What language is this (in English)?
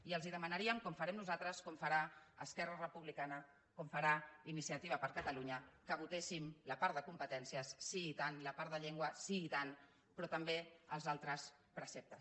Catalan